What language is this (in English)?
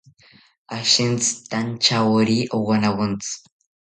South Ucayali Ashéninka